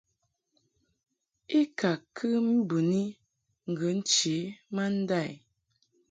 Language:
Mungaka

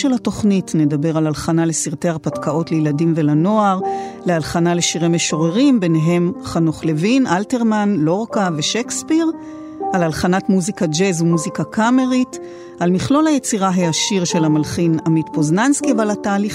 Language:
Hebrew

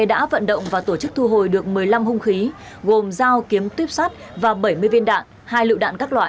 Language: Vietnamese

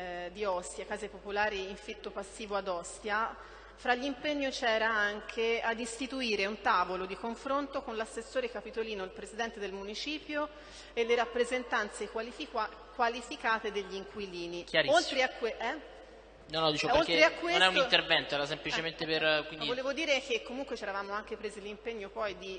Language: Italian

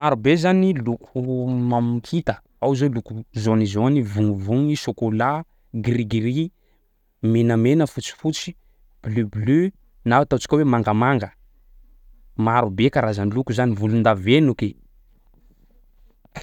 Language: Sakalava Malagasy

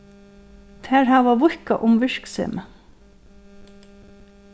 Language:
Faroese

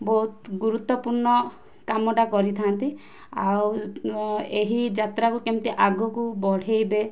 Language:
Odia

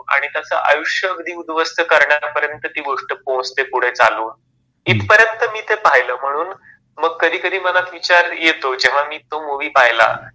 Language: Marathi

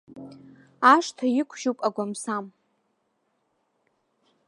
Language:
Abkhazian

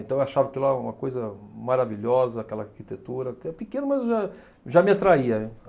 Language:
Portuguese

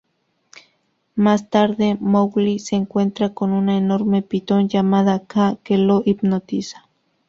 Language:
Spanish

